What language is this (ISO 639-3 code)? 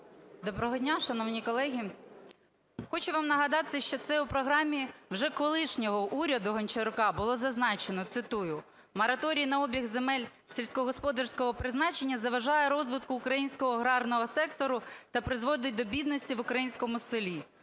ukr